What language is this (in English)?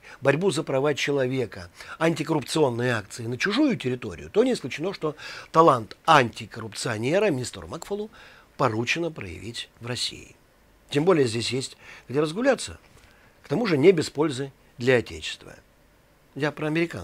Russian